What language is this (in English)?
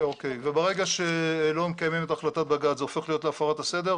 Hebrew